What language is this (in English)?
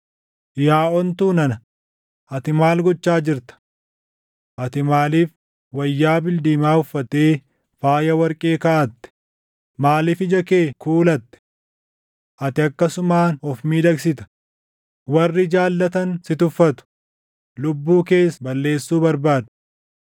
Oromo